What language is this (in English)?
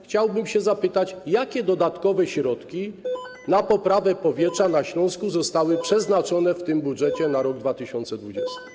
Polish